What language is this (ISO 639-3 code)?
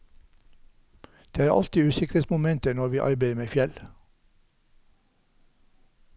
nor